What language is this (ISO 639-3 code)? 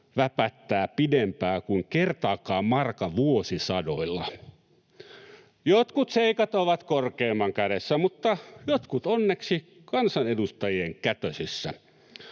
fin